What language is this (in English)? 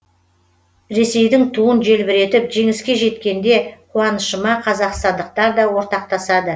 Kazakh